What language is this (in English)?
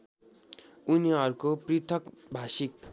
Nepali